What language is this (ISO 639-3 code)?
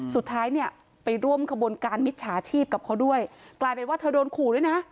tha